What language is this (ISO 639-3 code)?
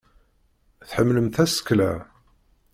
kab